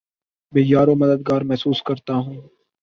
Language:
Urdu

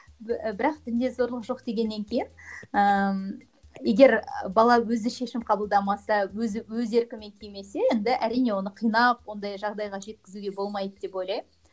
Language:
Kazakh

